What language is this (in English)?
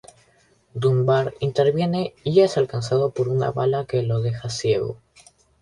Spanish